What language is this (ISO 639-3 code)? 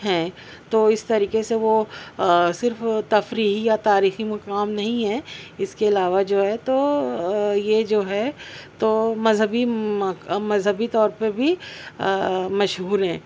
urd